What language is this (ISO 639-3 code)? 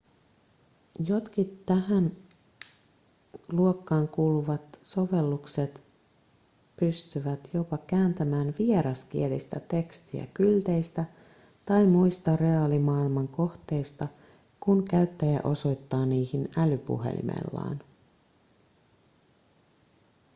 fin